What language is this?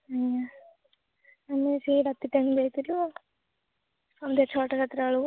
Odia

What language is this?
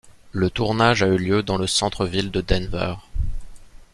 French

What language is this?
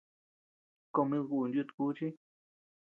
Tepeuxila Cuicatec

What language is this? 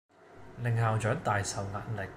Cantonese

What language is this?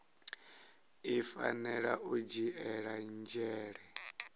Venda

